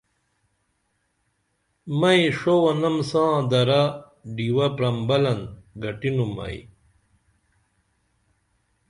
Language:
Dameli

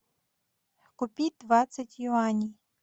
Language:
Russian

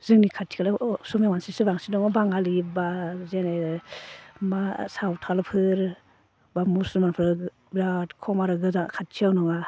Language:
Bodo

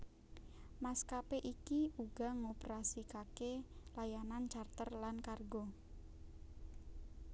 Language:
Javanese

